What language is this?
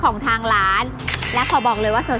Thai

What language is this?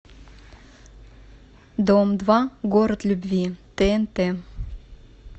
Russian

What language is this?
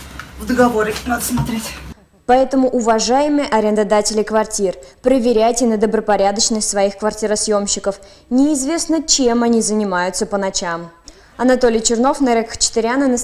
Russian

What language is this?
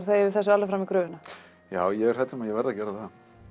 Icelandic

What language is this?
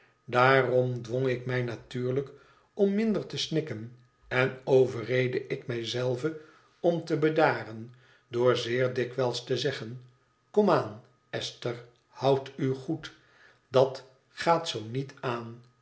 Dutch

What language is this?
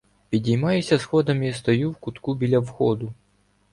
Ukrainian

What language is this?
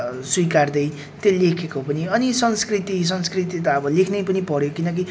Nepali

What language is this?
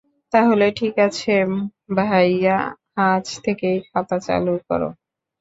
Bangla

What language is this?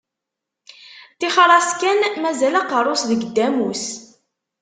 Kabyle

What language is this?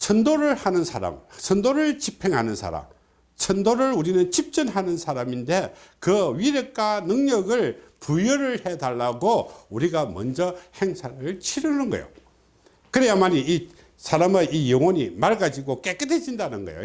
Korean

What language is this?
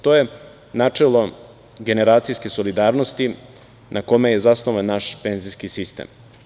Serbian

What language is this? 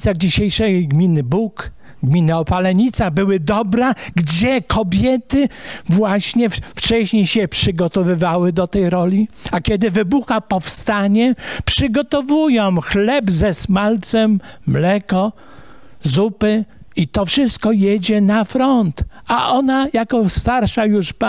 Polish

